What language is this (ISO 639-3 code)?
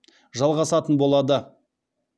kaz